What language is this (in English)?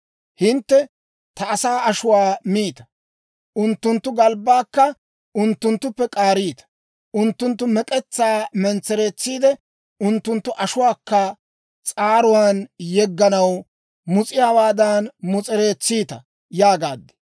Dawro